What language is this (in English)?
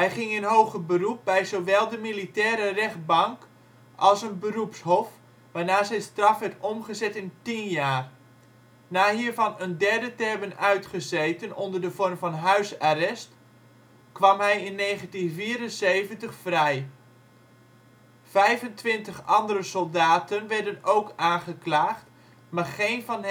Dutch